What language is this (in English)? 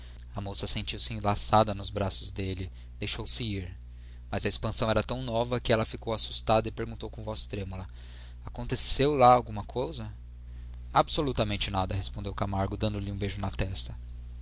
Portuguese